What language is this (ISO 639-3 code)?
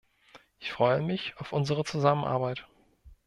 deu